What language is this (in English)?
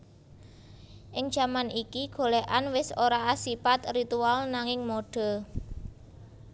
Javanese